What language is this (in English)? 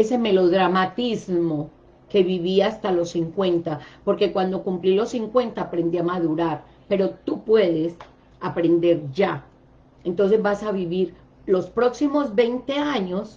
Spanish